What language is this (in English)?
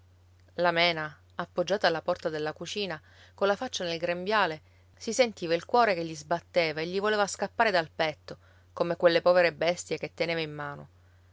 Italian